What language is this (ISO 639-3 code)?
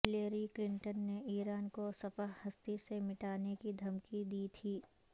urd